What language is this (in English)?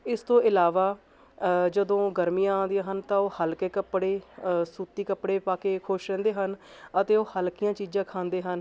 Punjabi